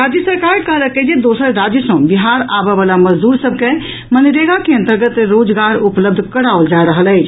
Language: Maithili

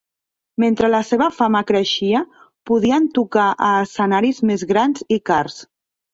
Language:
Catalan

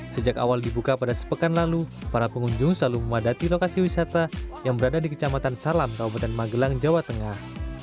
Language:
Indonesian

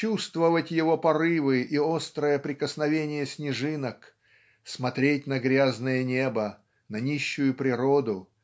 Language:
Russian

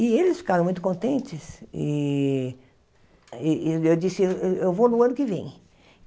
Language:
Portuguese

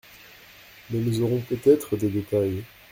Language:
French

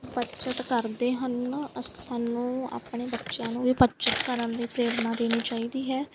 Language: Punjabi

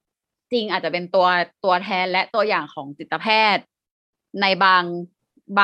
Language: Thai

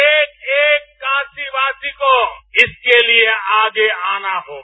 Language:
Hindi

